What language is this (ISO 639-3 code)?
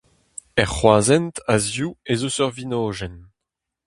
bre